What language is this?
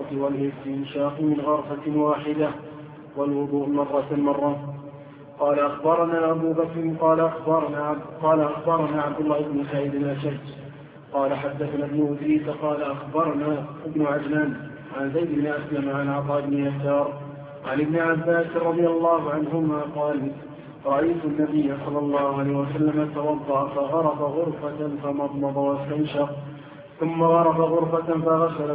Arabic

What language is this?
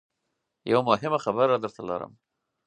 Pashto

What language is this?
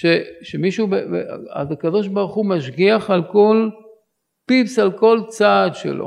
Hebrew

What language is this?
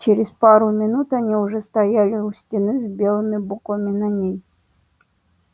Russian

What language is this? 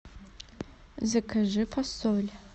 Russian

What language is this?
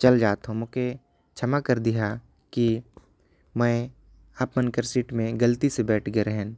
Korwa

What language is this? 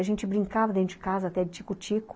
Portuguese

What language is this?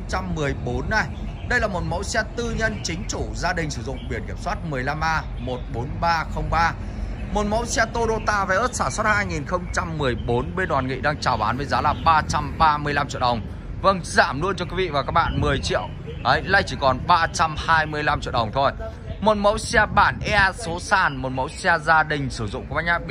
Vietnamese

